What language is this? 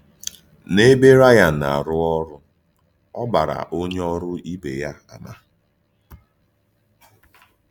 Igbo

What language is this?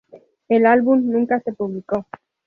Spanish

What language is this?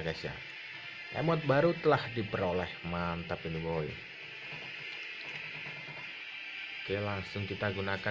Indonesian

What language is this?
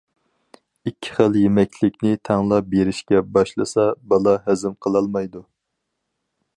Uyghur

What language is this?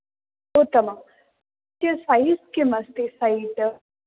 Sanskrit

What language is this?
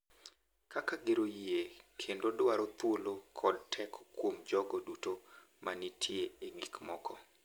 Luo (Kenya and Tanzania)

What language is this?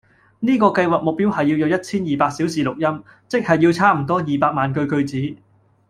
Cantonese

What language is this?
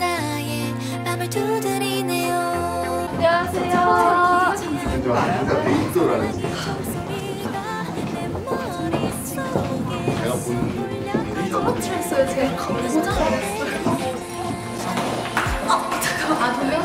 Korean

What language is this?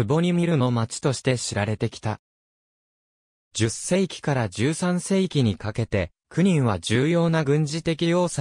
Japanese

